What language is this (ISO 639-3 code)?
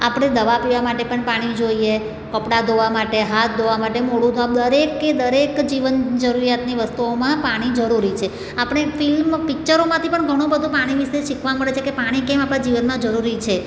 guj